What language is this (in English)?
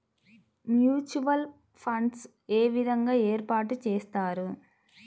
Telugu